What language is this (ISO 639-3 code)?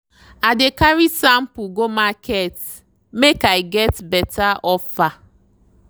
pcm